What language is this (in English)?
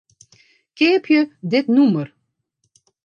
Western Frisian